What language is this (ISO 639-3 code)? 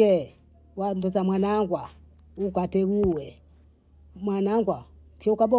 bou